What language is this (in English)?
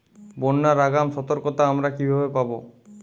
Bangla